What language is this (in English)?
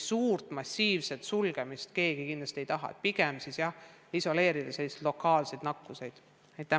Estonian